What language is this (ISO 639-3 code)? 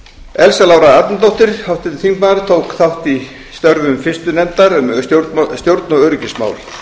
isl